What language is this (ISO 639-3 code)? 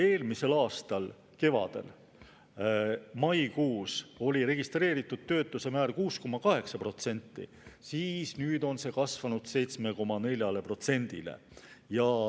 est